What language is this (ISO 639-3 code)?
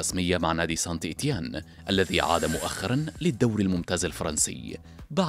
ara